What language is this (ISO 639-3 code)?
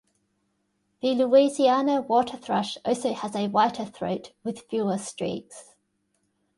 eng